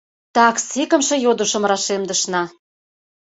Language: Mari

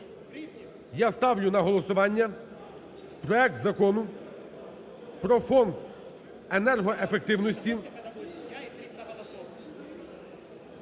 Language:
Ukrainian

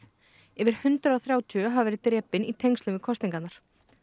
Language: Icelandic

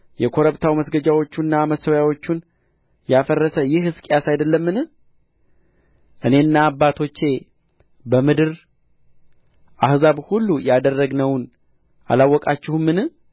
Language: Amharic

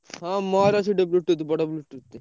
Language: Odia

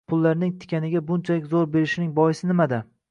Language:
Uzbek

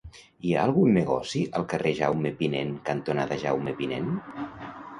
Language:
Catalan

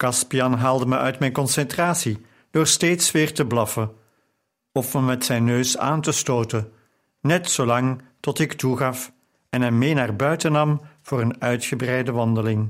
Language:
Dutch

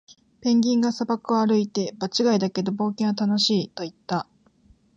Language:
Japanese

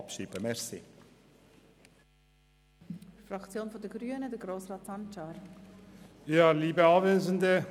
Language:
Swiss German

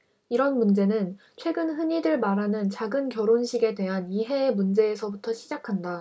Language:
Korean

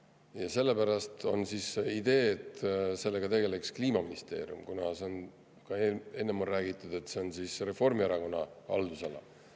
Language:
Estonian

